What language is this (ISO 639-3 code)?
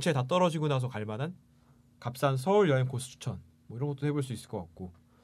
kor